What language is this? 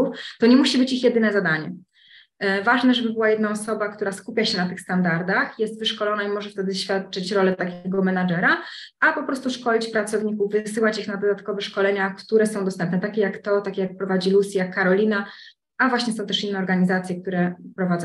Polish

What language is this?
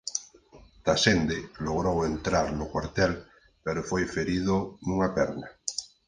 Galician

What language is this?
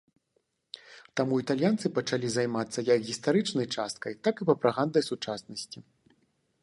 Belarusian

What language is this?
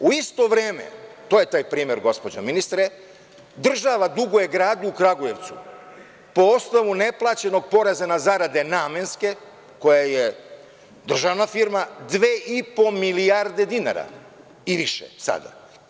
Serbian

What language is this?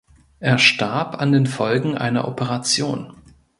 German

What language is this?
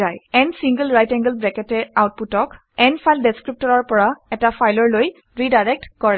Assamese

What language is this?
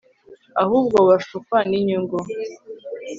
Kinyarwanda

